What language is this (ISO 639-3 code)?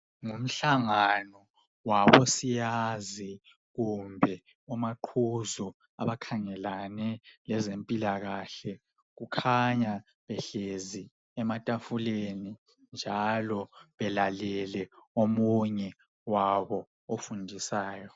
nde